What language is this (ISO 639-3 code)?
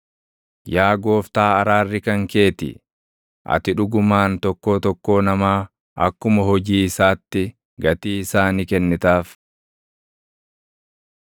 orm